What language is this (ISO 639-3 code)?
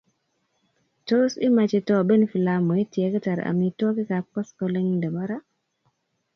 kln